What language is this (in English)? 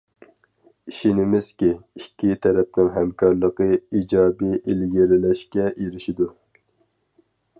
Uyghur